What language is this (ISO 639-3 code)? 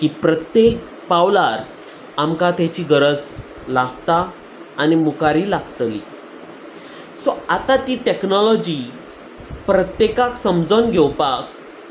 kok